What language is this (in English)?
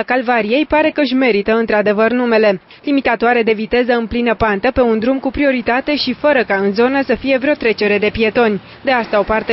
Romanian